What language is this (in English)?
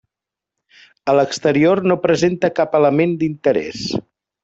Catalan